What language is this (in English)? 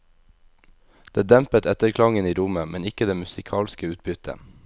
Norwegian